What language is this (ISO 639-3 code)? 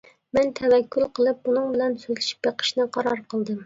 uig